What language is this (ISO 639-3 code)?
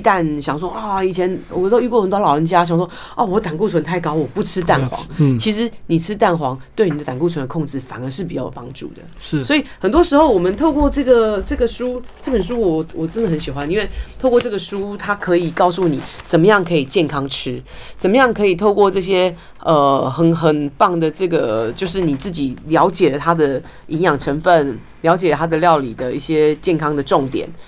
zho